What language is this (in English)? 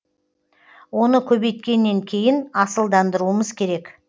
Kazakh